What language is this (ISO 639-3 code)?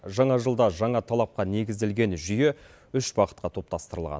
kaz